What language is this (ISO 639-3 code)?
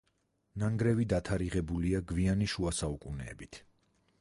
kat